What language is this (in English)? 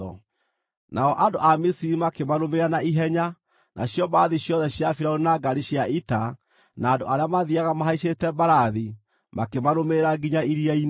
Kikuyu